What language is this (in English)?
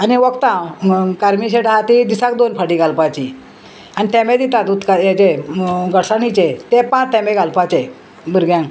Konkani